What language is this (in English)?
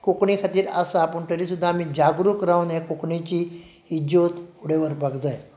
Konkani